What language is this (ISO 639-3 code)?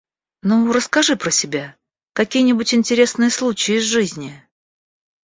rus